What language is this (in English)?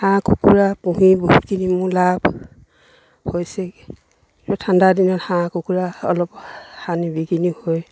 Assamese